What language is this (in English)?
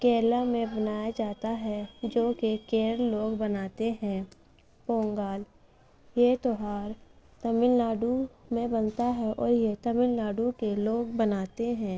Urdu